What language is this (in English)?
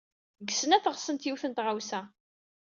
Kabyle